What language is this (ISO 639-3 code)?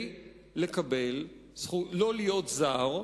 heb